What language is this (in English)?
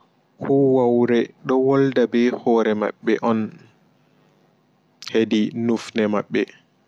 Fula